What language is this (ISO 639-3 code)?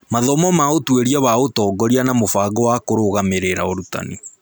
kik